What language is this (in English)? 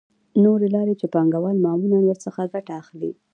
Pashto